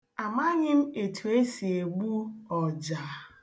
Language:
Igbo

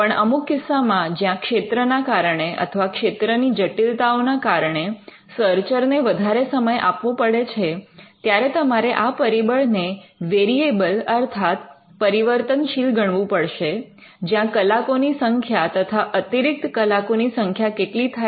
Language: Gujarati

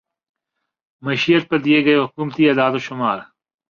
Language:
Urdu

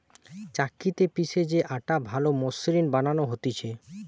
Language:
Bangla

